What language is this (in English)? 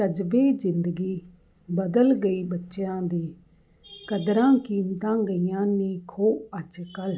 Punjabi